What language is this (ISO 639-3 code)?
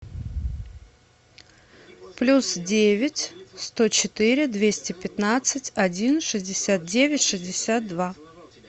rus